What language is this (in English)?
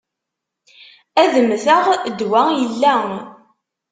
Kabyle